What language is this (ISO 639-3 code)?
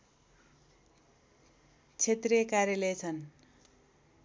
nep